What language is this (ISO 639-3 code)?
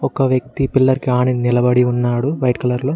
tel